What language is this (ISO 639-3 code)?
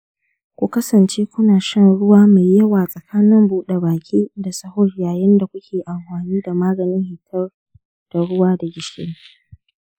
hau